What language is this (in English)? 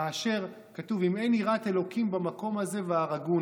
Hebrew